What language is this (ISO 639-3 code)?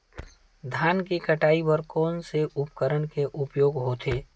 hne